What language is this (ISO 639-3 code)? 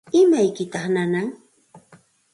qxt